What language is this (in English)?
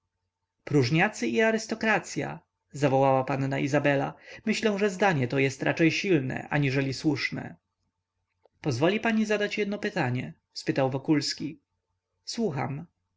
Polish